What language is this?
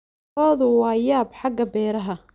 Somali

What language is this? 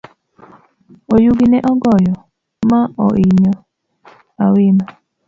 Luo (Kenya and Tanzania)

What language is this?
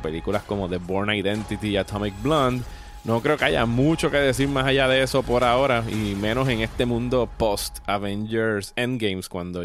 Spanish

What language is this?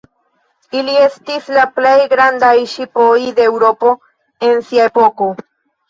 Esperanto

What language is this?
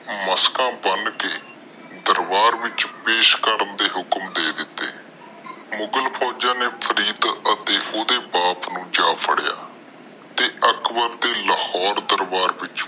Punjabi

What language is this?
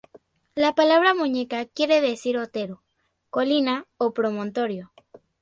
Spanish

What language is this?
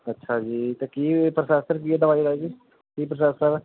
Punjabi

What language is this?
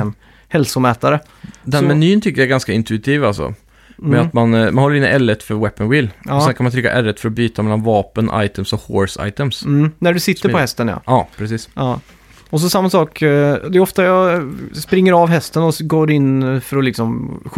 Swedish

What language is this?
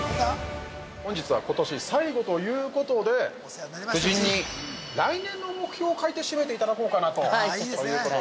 Japanese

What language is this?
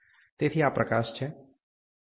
Gujarati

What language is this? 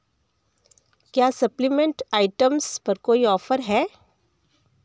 Hindi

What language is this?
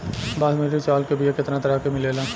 Bhojpuri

